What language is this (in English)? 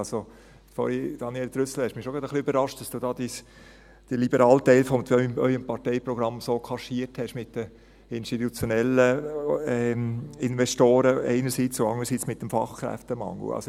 Swiss German